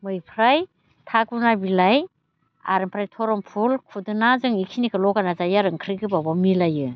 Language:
Bodo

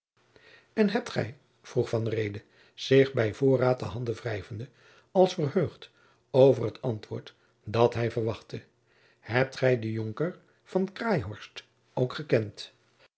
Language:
Dutch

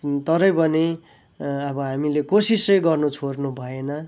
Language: Nepali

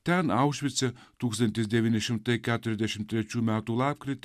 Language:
Lithuanian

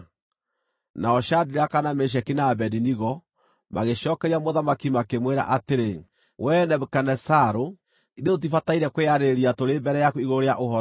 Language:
Kikuyu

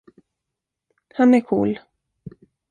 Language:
Swedish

